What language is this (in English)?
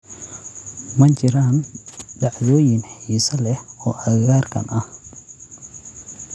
Somali